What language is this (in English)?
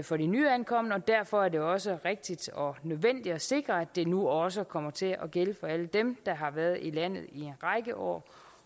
Danish